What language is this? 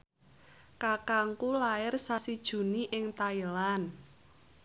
Javanese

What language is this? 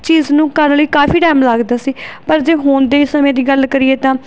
Punjabi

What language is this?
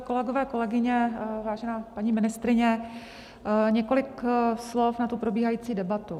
Czech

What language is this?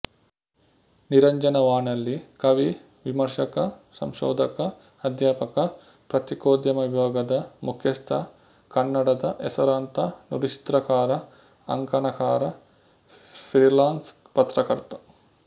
Kannada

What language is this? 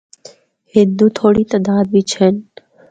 Northern Hindko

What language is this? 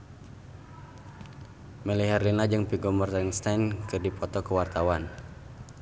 Sundanese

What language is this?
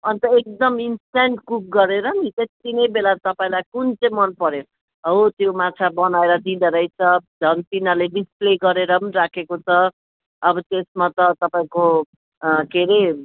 Nepali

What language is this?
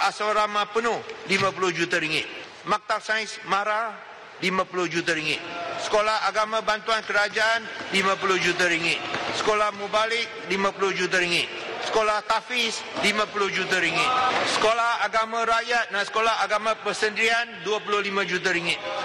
Malay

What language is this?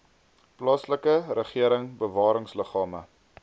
Afrikaans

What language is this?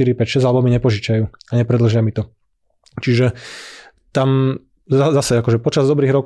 Slovak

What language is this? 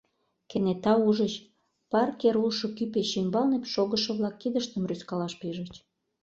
Mari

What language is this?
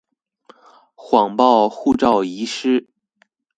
Chinese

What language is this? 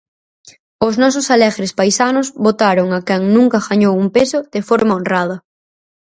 Galician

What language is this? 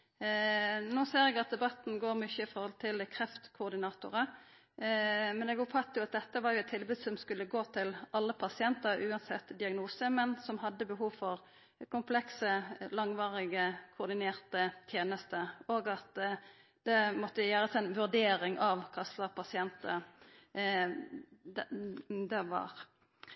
Norwegian Nynorsk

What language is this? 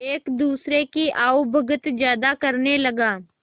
Hindi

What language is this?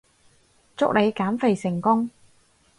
Cantonese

